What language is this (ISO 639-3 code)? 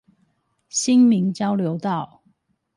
zho